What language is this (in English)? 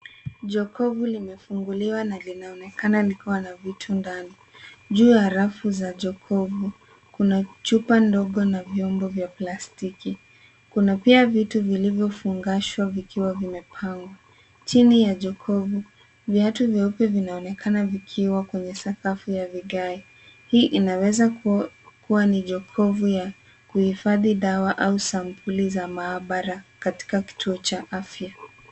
Swahili